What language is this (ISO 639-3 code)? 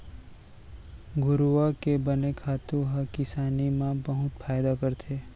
hne